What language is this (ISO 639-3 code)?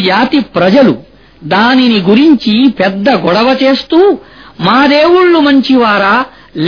ara